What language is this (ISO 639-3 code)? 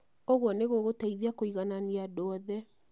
kik